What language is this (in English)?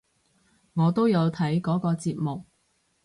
Cantonese